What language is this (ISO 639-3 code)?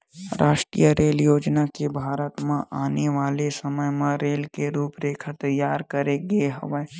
hne